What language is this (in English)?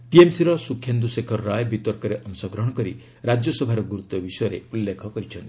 Odia